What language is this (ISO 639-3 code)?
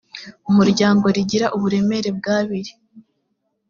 kin